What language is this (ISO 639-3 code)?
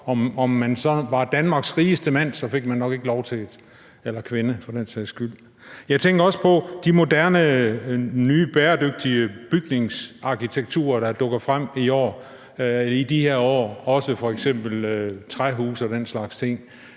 dan